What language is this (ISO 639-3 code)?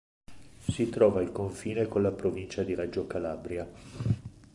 ita